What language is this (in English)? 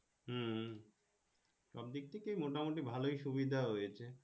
Bangla